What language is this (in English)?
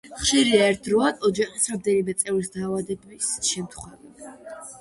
Georgian